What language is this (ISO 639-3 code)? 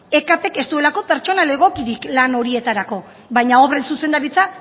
eus